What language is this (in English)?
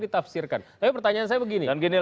Indonesian